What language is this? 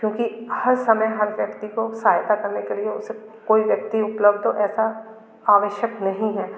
Hindi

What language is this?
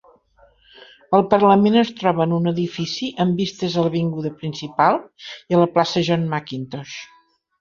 Catalan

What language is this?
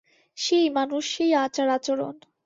Bangla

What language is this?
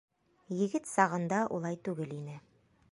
Bashkir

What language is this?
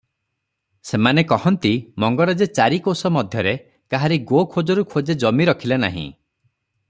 Odia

